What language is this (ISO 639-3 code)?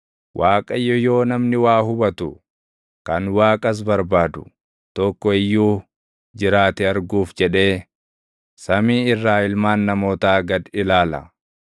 orm